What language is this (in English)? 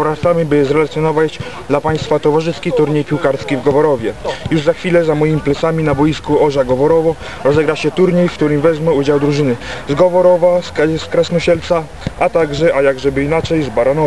Polish